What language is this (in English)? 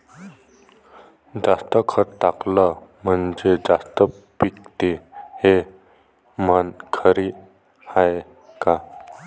Marathi